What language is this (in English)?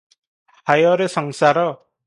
Odia